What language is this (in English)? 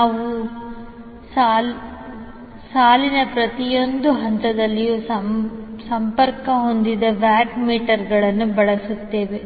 Kannada